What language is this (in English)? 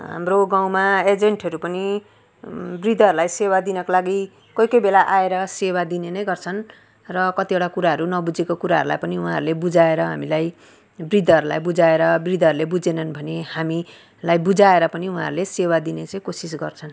Nepali